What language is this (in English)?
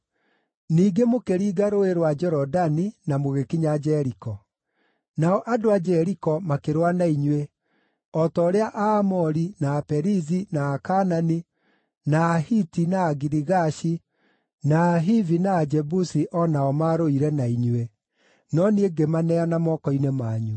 Kikuyu